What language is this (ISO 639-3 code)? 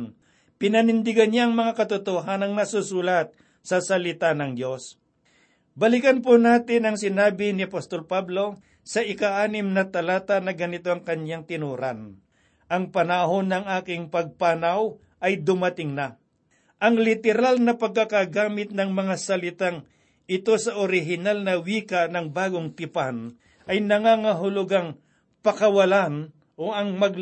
fil